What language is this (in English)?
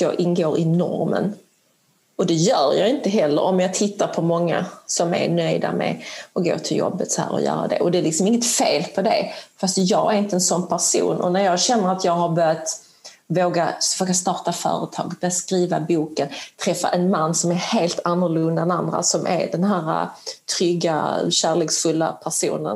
Swedish